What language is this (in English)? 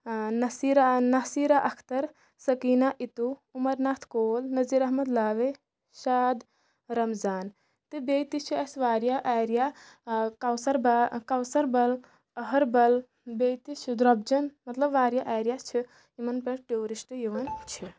Kashmiri